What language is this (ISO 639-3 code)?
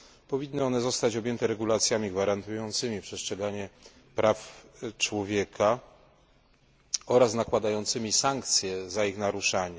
pol